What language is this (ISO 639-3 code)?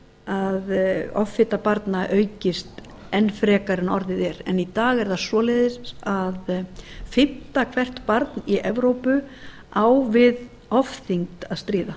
isl